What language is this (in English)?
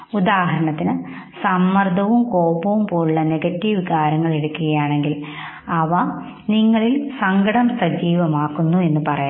Malayalam